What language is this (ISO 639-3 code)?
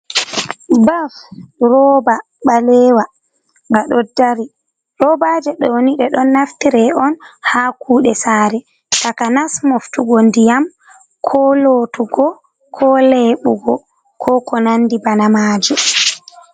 ful